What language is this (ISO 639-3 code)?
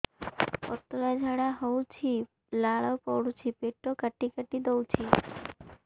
ori